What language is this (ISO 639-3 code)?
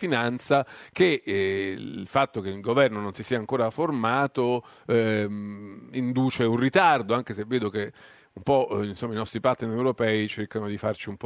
ita